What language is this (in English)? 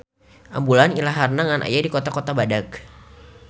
Sundanese